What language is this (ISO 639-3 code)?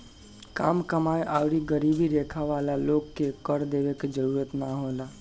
bho